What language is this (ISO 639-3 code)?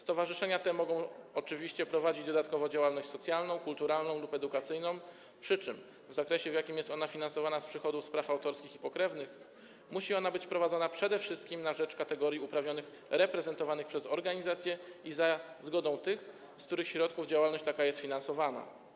pol